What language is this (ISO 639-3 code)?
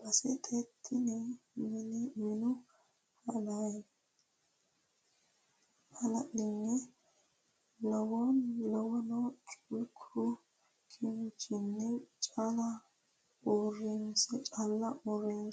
sid